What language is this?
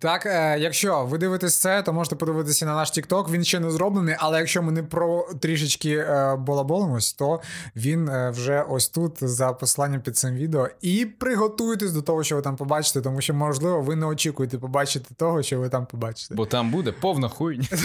Ukrainian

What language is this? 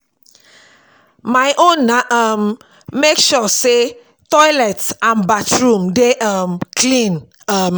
Nigerian Pidgin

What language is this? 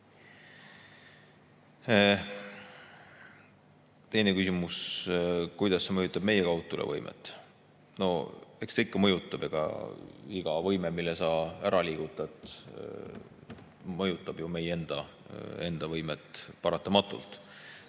Estonian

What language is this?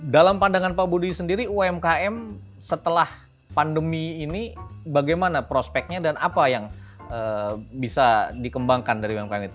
Indonesian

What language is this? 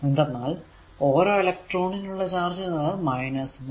Malayalam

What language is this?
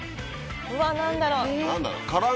Japanese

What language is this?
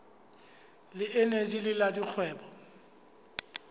Southern Sotho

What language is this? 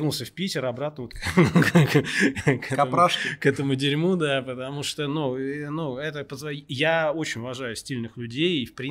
Russian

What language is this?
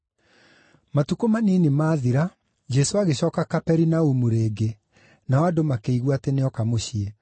Kikuyu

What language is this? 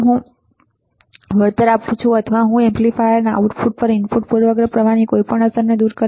Gujarati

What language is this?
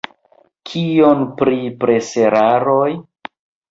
Esperanto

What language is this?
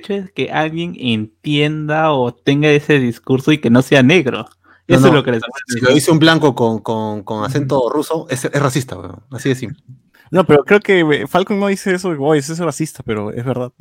Spanish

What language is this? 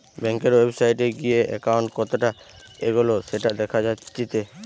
Bangla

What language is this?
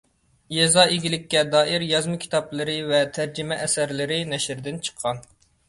Uyghur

